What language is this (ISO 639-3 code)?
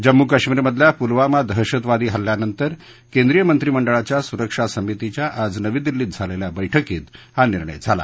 mar